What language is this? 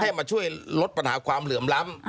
Thai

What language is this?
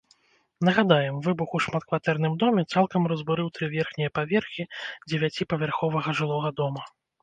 Belarusian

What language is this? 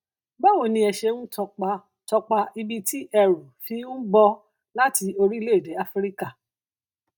Yoruba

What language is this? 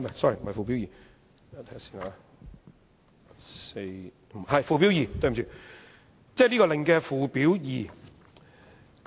Cantonese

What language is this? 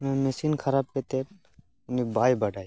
Santali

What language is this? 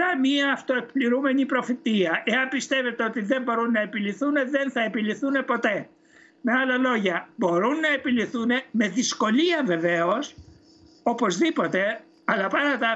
Greek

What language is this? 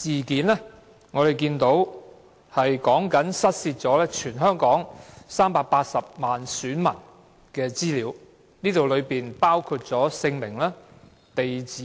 Cantonese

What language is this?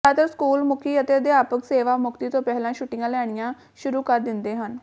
Punjabi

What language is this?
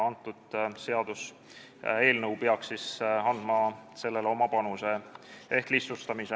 Estonian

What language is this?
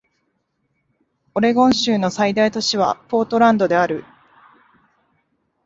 Japanese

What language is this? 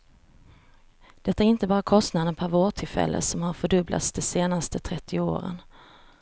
Swedish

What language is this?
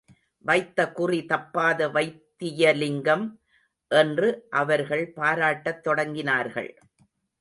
Tamil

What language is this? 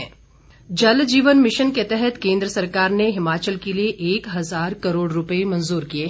Hindi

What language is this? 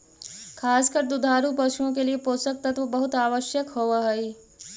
Magahi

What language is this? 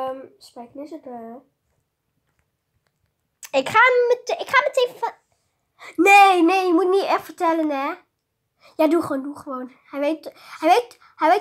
Dutch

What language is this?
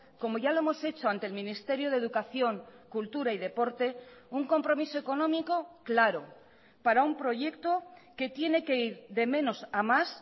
Spanish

